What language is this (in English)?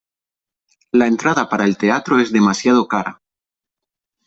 Spanish